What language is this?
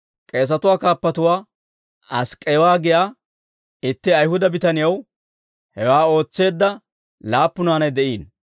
Dawro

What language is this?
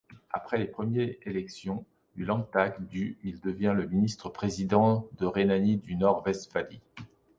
French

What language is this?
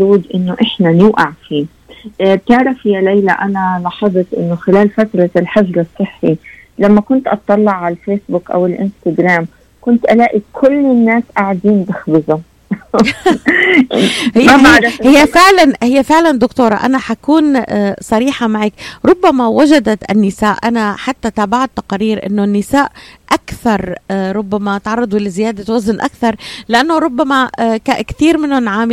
Arabic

